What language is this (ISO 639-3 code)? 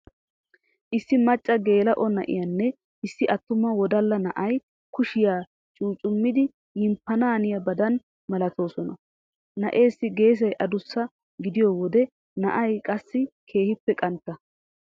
wal